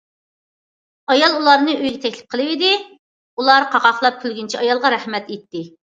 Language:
Uyghur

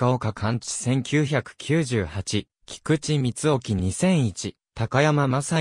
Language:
Japanese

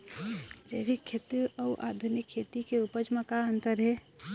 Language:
Chhattisgarhi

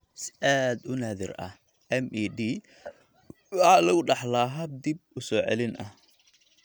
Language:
Somali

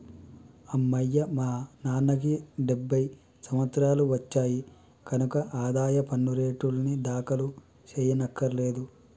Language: Telugu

